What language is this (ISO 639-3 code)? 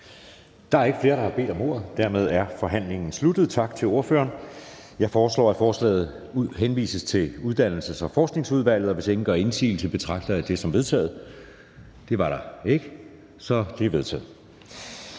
dan